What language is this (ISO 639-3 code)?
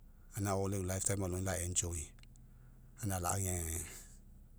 mek